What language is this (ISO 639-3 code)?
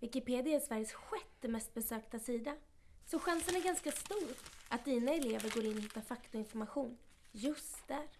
swe